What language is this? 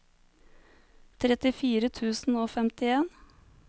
Norwegian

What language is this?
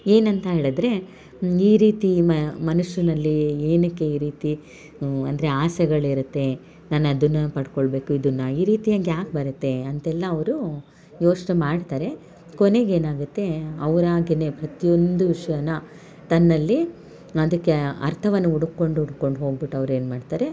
Kannada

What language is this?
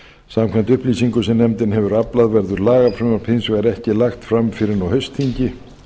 Icelandic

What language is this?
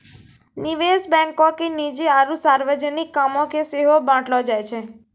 Maithili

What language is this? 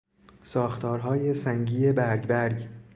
Persian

